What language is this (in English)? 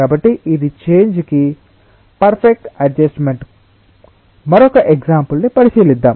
Telugu